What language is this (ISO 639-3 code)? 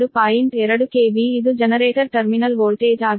kan